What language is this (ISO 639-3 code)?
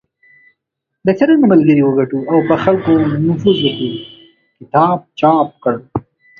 pus